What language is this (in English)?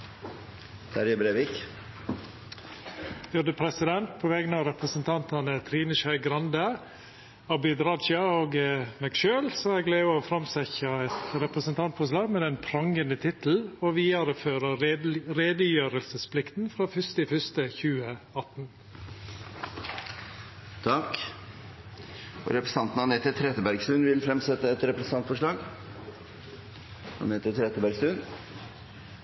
Norwegian Nynorsk